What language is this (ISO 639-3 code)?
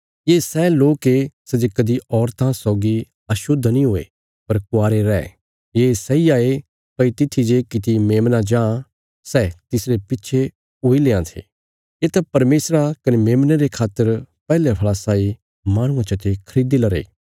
kfs